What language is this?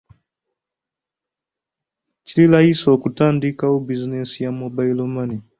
Ganda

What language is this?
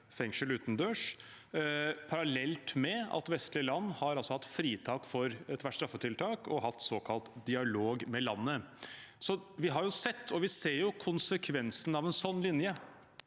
Norwegian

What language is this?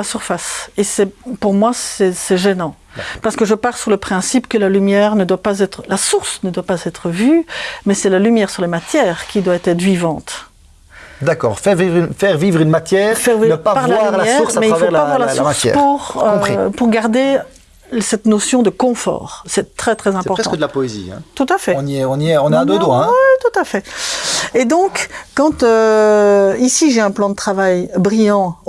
French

